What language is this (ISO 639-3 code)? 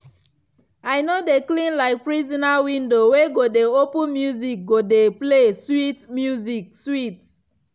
pcm